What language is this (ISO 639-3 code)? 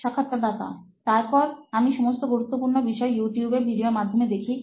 ben